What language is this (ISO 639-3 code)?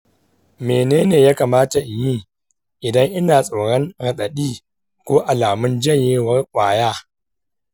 hau